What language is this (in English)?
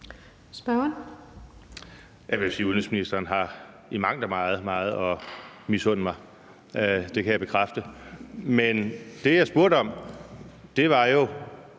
Danish